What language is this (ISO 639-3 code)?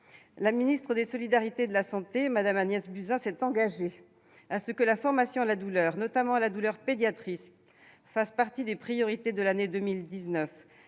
fra